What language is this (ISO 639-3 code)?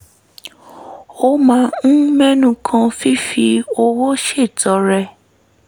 yor